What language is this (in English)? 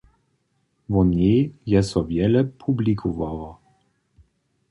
Upper Sorbian